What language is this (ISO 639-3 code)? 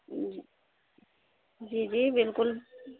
urd